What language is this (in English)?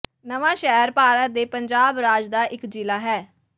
Punjabi